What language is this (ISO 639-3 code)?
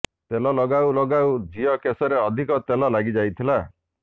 ori